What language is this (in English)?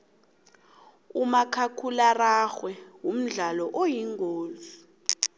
South Ndebele